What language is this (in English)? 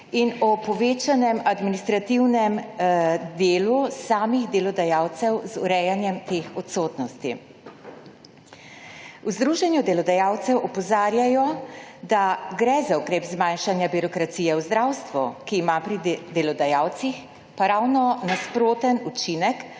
Slovenian